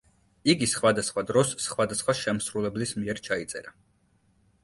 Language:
Georgian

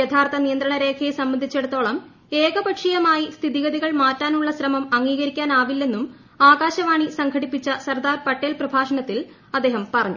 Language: Malayalam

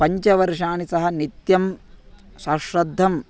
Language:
Sanskrit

